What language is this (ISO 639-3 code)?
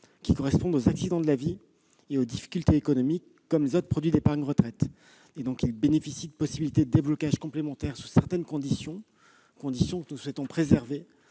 fra